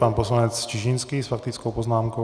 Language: Czech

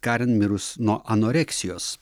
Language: Lithuanian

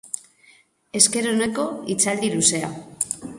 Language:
Basque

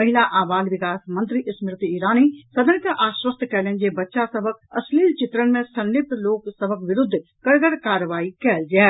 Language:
Maithili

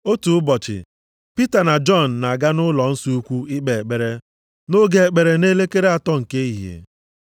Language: Igbo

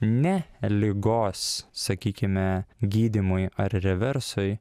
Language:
Lithuanian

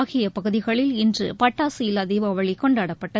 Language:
Tamil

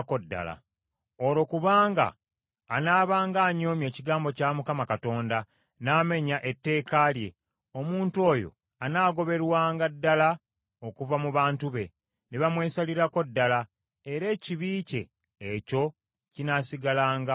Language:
Ganda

